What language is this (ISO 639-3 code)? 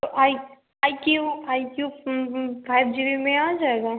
hin